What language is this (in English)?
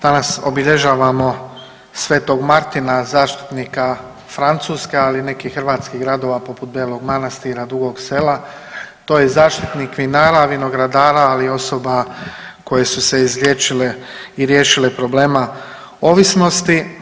Croatian